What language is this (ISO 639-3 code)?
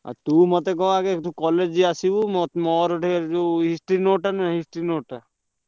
ori